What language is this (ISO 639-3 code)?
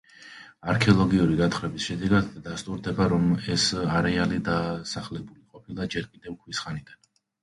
kat